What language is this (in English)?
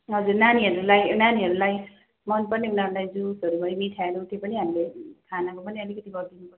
Nepali